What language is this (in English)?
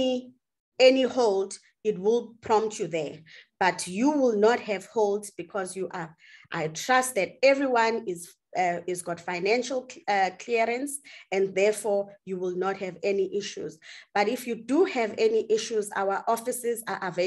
English